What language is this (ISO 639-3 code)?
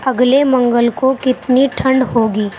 urd